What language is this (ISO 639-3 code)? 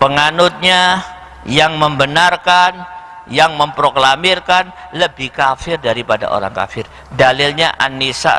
ind